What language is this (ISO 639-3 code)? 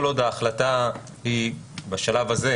heb